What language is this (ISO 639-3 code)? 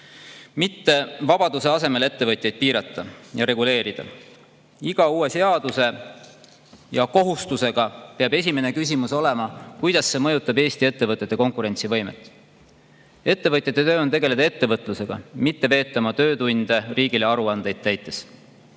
est